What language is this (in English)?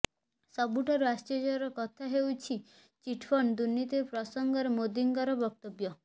Odia